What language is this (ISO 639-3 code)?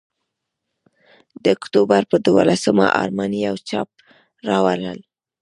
pus